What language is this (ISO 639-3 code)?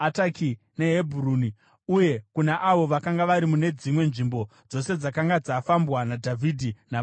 sna